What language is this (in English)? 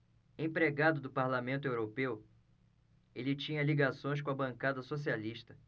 Portuguese